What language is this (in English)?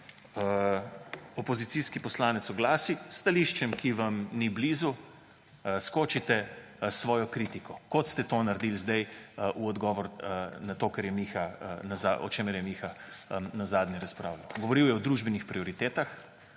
Slovenian